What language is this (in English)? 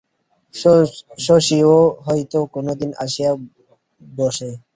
Bangla